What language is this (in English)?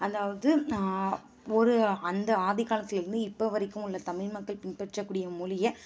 Tamil